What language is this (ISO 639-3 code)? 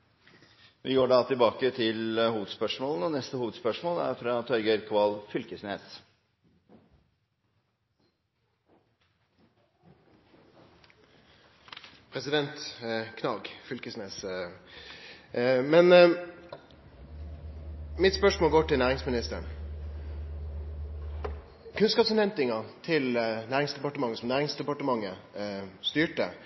nor